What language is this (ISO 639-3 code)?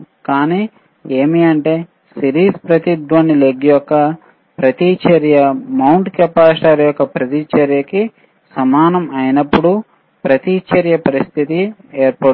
tel